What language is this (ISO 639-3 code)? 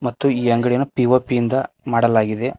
kan